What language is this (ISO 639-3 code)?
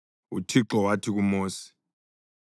nde